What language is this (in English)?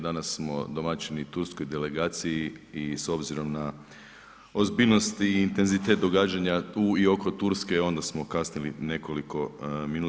Croatian